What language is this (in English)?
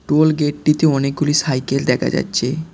Bangla